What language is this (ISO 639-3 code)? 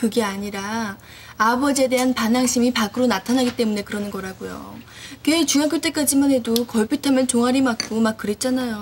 kor